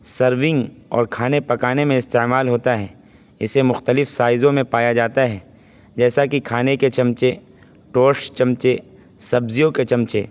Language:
Urdu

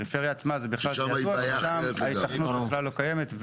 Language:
Hebrew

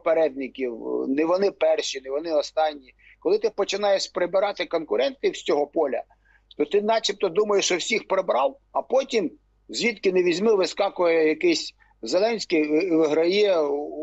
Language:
Ukrainian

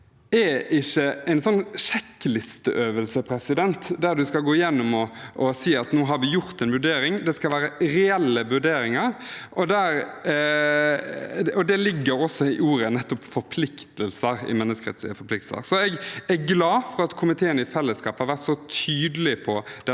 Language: Norwegian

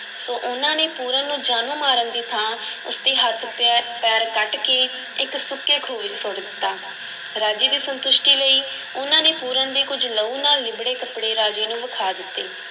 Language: Punjabi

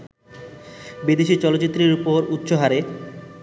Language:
Bangla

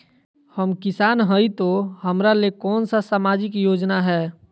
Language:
Magahi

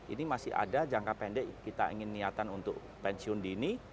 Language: Indonesian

